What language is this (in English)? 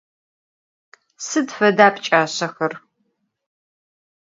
Adyghe